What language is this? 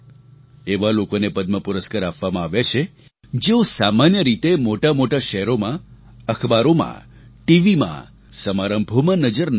Gujarati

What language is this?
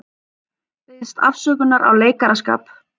Icelandic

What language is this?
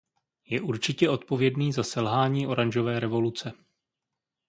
Czech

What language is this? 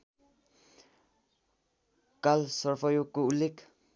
Nepali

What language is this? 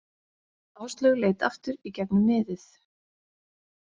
Icelandic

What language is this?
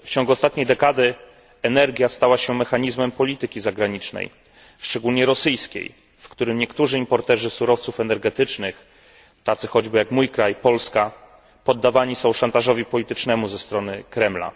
Polish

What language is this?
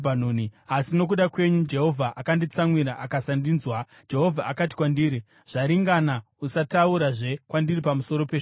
Shona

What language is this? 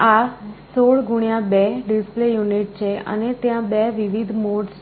Gujarati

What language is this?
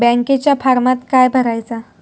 Marathi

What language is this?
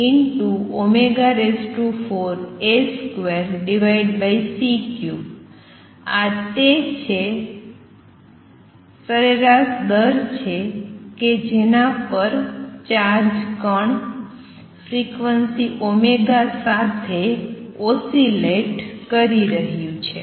Gujarati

